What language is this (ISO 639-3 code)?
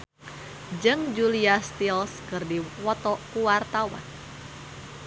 sun